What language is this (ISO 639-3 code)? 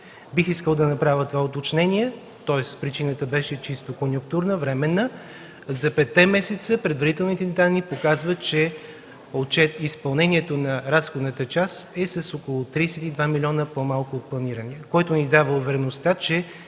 bul